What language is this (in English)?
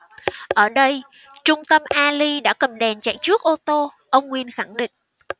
Vietnamese